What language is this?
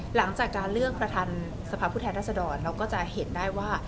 Thai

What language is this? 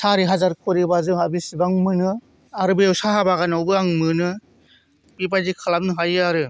Bodo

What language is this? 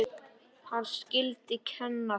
Icelandic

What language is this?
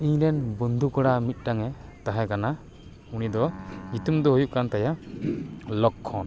Santali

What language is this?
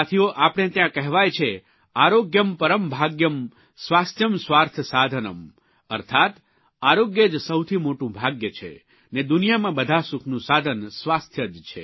Gujarati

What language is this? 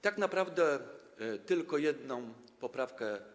Polish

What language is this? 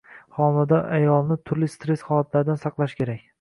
Uzbek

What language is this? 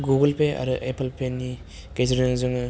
Bodo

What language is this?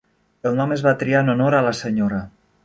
Catalan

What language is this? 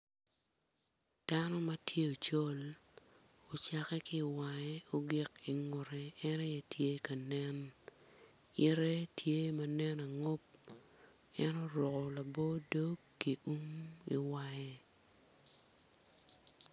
Acoli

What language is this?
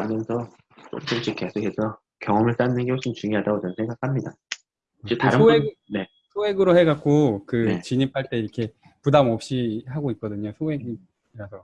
Korean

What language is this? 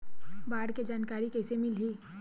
Chhattisgarhi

